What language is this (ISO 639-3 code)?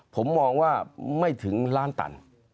tha